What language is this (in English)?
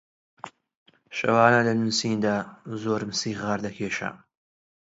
Central Kurdish